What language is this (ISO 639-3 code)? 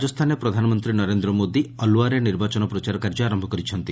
ori